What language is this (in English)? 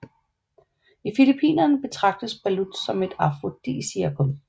Danish